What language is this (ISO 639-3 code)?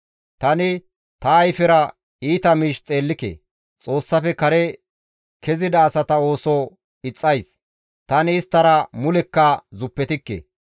gmv